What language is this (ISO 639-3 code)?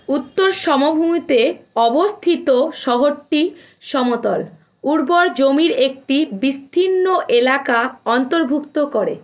ben